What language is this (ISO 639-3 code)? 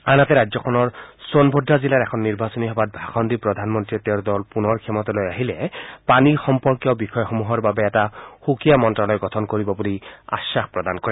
asm